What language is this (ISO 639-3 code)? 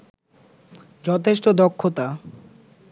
ben